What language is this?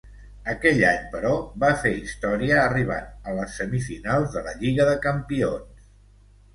Catalan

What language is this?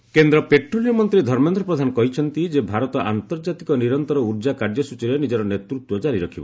Odia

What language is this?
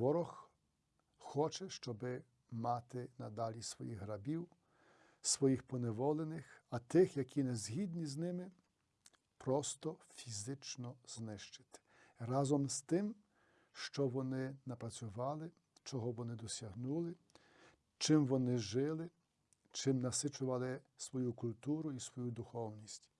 Ukrainian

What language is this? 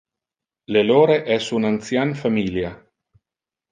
Interlingua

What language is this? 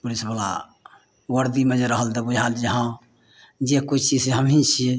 Maithili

